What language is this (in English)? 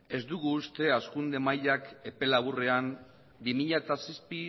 Basque